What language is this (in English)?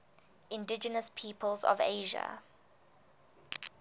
English